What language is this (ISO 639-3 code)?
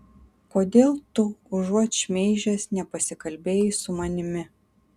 lit